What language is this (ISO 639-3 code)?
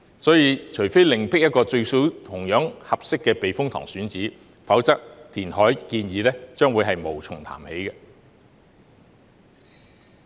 yue